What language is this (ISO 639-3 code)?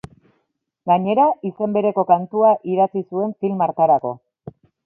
eus